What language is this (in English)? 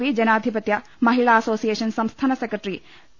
Malayalam